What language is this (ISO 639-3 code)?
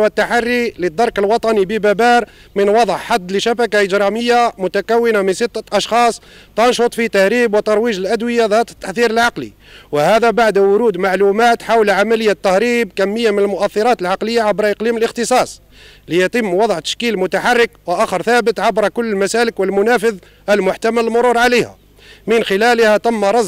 ara